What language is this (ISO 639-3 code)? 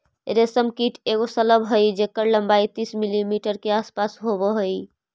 mag